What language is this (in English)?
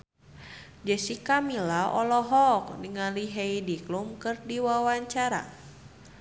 Sundanese